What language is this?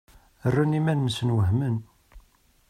Kabyle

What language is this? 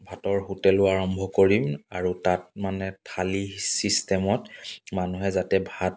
Assamese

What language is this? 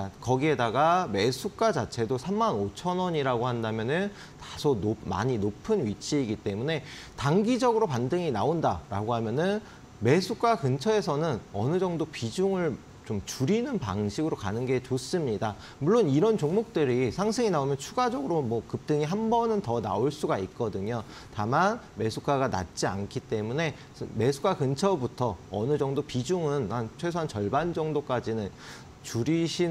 Korean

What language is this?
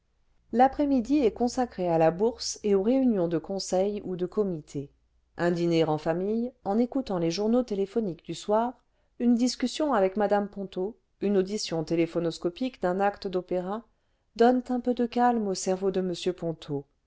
French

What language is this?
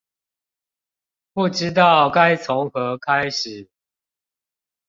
Chinese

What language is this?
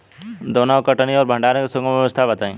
Bhojpuri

